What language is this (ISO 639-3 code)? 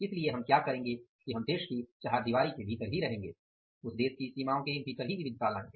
hin